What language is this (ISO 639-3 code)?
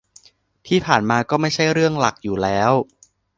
tha